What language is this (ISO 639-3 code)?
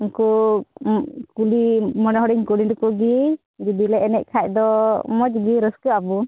sat